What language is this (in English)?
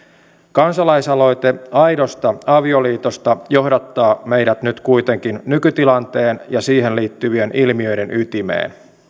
Finnish